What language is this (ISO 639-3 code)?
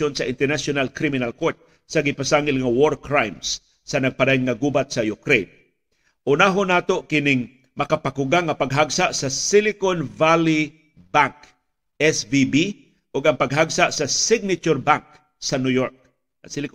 fil